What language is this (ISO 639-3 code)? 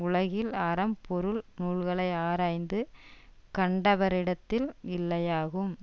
tam